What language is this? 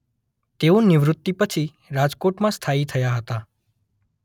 Gujarati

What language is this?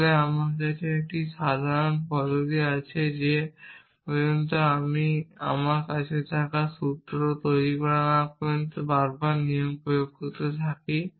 Bangla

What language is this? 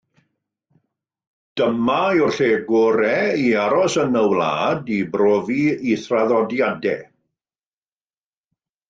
Welsh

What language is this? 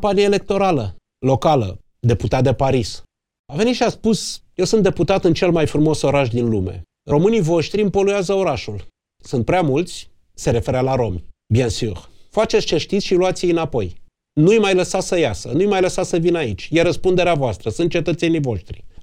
Romanian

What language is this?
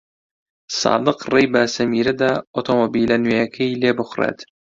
Central Kurdish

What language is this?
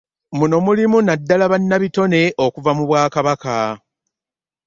Ganda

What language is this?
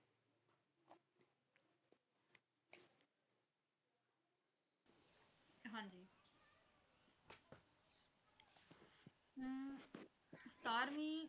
Punjabi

